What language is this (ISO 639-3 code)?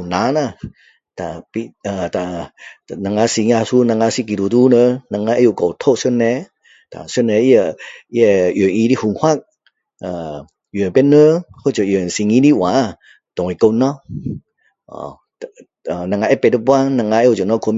cdo